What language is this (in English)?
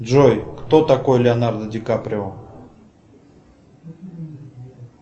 Russian